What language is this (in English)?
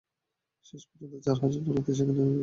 Bangla